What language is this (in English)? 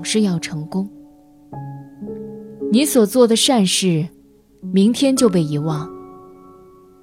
Chinese